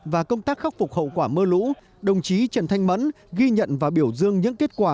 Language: Vietnamese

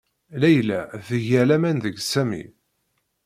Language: Kabyle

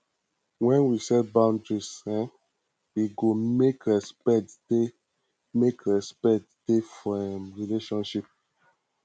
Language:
Nigerian Pidgin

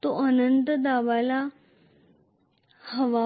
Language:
Marathi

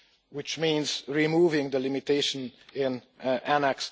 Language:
English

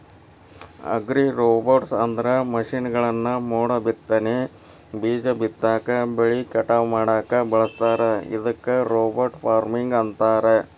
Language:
Kannada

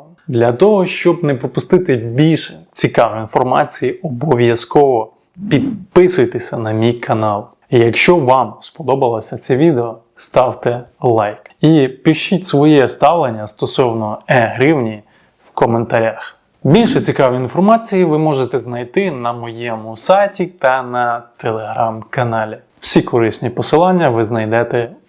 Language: Ukrainian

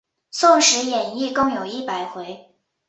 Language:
Chinese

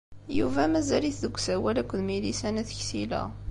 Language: Kabyle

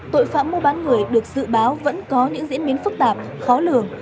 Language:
Vietnamese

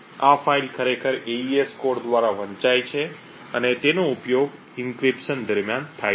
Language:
Gujarati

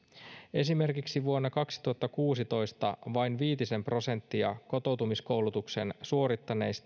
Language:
Finnish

